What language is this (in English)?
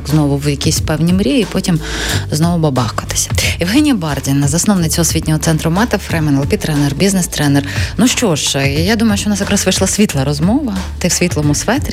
Ukrainian